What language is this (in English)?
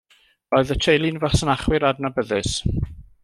Welsh